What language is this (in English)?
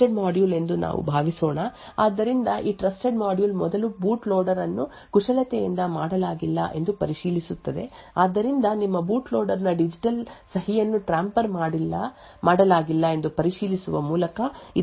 Kannada